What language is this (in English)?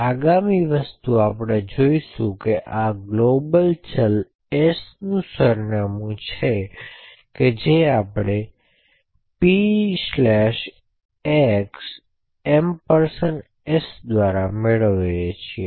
Gujarati